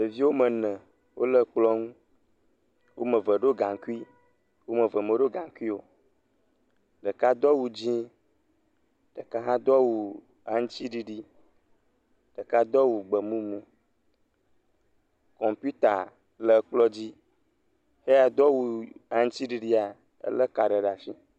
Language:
Ewe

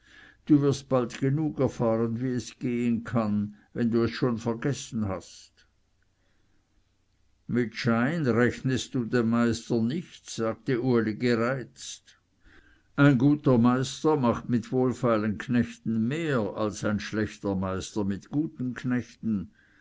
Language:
German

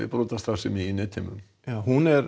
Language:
Icelandic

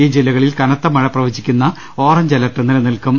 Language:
Malayalam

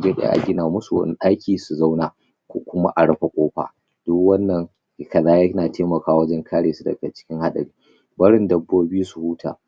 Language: Hausa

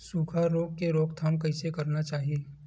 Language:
Chhattisgarhi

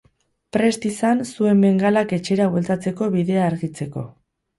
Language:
Basque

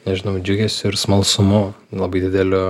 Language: Lithuanian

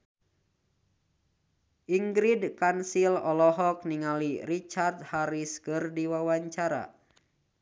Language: Sundanese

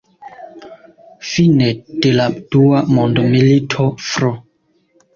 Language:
Esperanto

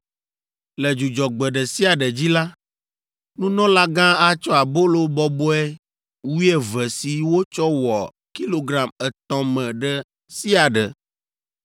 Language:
Ewe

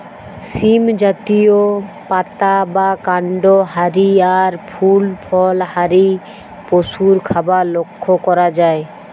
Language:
Bangla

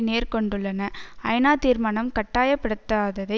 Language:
Tamil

